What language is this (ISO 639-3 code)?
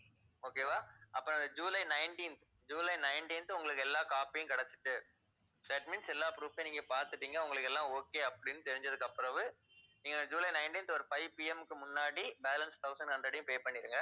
tam